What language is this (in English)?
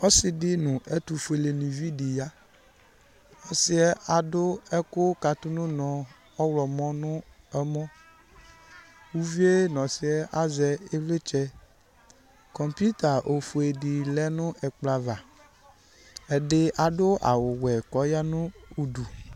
Ikposo